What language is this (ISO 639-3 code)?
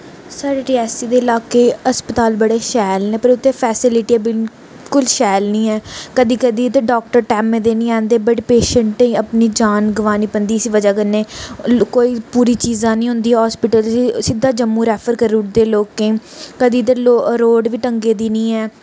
doi